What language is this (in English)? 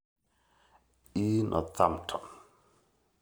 Masai